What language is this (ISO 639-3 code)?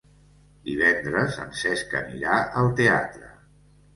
cat